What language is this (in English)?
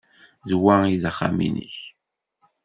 Kabyle